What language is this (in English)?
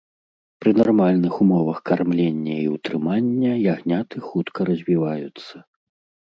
Belarusian